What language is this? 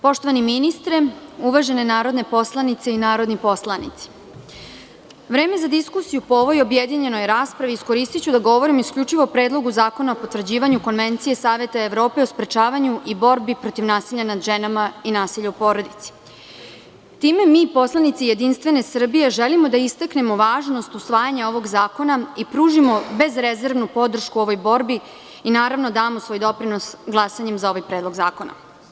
Serbian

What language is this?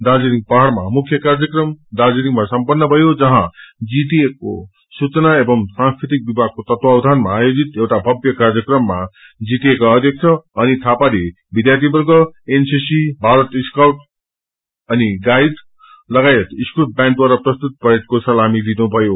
Nepali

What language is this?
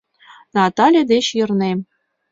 Mari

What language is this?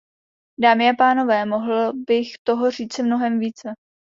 Czech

